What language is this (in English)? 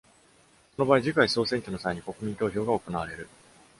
Japanese